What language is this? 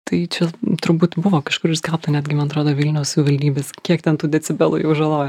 Lithuanian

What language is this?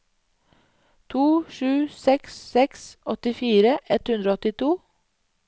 Norwegian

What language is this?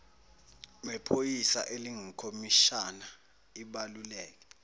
Zulu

